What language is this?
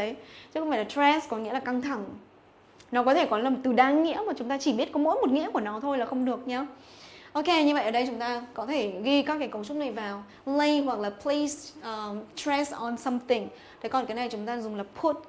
Vietnamese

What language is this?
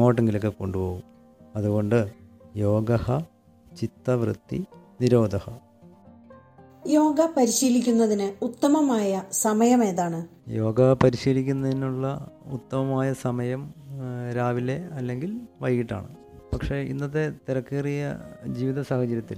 Malayalam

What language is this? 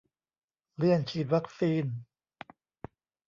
Thai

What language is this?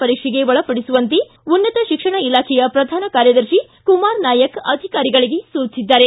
Kannada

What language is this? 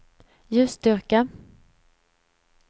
Swedish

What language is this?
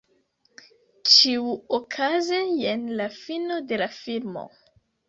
Esperanto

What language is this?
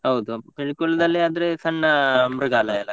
Kannada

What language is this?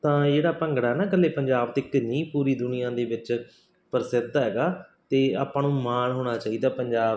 Punjabi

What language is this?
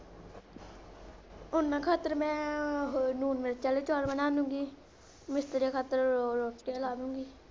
Punjabi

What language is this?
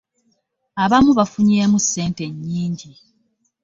Ganda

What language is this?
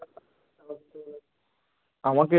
Bangla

